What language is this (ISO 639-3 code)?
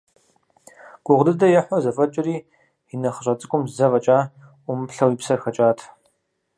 kbd